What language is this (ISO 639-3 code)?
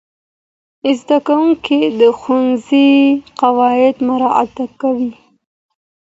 pus